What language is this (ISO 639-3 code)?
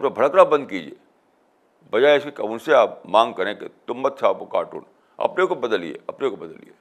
urd